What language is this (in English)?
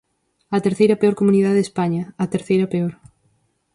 Galician